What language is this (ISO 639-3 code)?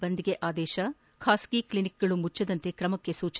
kan